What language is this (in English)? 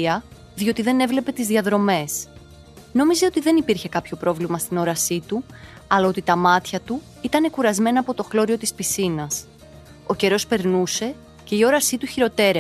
Greek